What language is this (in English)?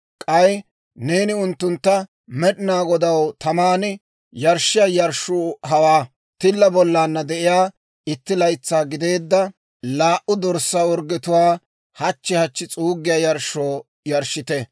Dawro